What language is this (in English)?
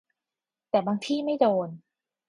Thai